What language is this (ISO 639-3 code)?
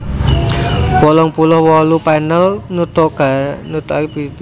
jav